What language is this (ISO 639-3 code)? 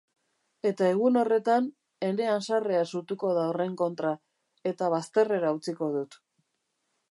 eus